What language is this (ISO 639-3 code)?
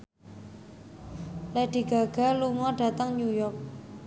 jav